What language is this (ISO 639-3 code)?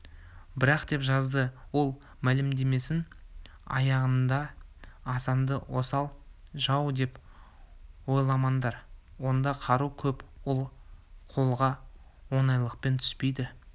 kaz